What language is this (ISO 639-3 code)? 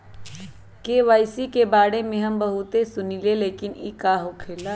mag